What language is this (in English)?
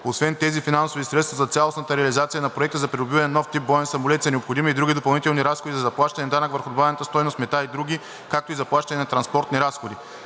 Bulgarian